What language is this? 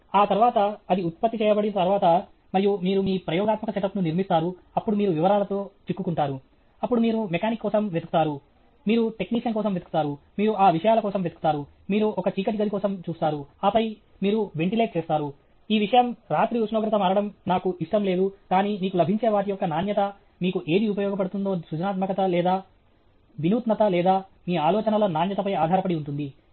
Telugu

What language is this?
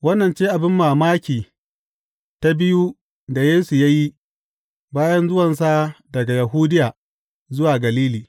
Hausa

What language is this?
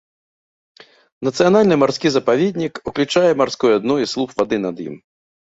Belarusian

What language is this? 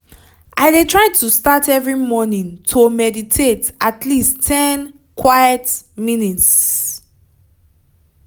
Nigerian Pidgin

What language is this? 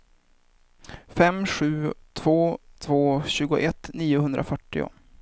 Swedish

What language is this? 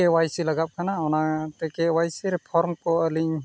Santali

